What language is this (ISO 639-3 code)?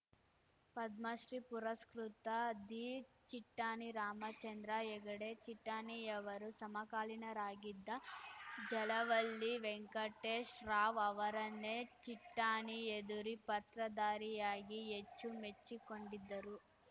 kan